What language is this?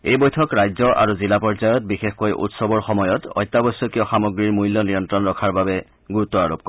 Assamese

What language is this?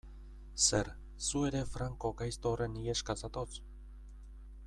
Basque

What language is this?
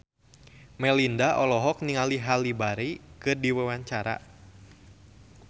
Sundanese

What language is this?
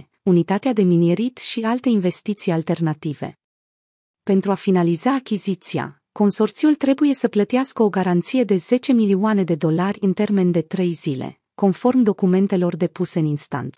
Romanian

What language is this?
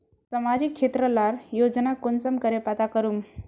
Magahi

